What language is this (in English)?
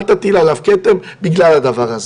Hebrew